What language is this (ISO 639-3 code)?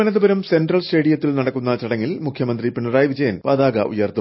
mal